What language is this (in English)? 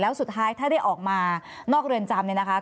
Thai